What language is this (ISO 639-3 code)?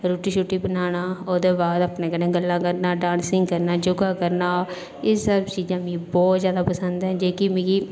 doi